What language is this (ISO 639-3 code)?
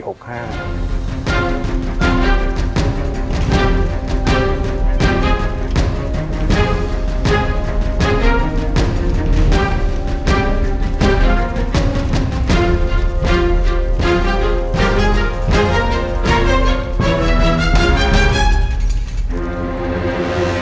tha